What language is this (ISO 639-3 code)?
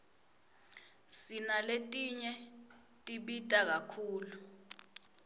ssw